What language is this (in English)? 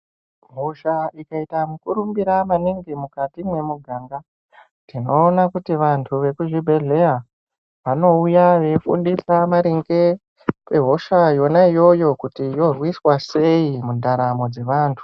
Ndau